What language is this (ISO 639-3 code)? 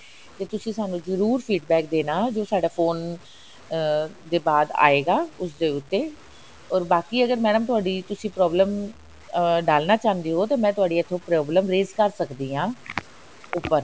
pan